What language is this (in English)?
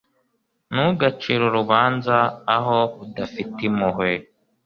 Kinyarwanda